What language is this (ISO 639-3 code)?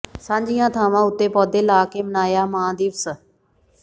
pan